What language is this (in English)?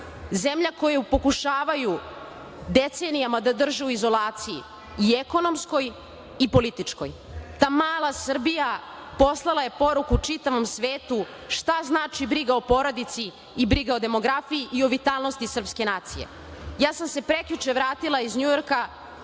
Serbian